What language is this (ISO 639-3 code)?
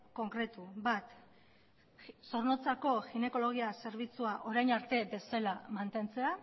eus